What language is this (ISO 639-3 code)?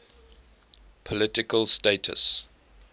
eng